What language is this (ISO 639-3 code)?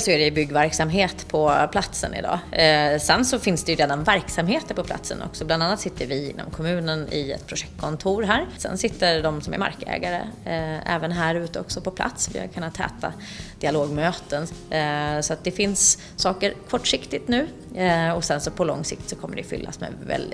swe